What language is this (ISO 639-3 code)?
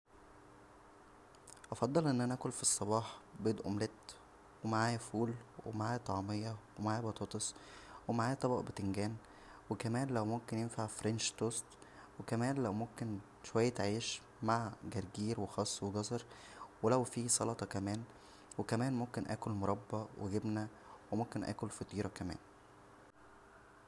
arz